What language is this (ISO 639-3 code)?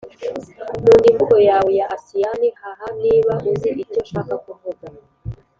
kin